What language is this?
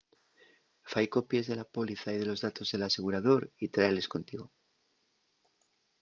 Asturian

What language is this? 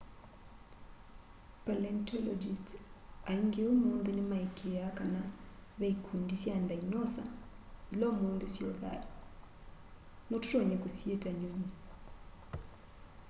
Kamba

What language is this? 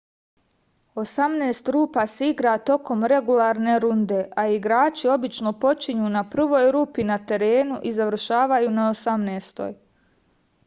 Serbian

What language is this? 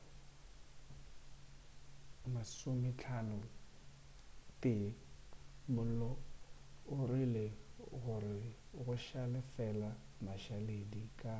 Northern Sotho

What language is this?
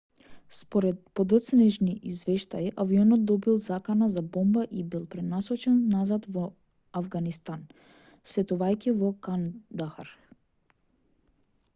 Macedonian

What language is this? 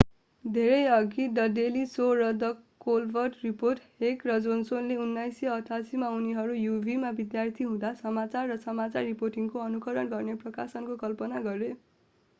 Nepali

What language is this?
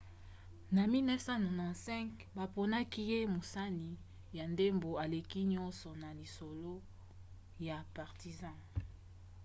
Lingala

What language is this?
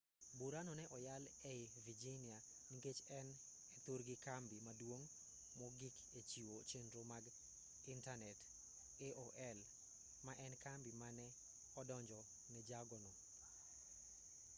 Luo (Kenya and Tanzania)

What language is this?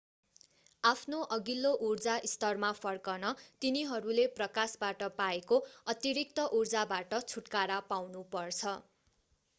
Nepali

